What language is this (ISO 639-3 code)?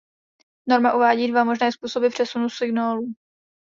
ces